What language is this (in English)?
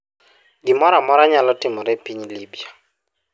Luo (Kenya and Tanzania)